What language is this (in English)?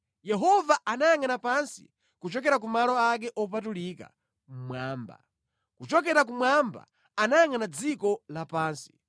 Nyanja